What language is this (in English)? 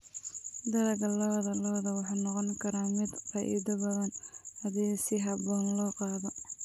Somali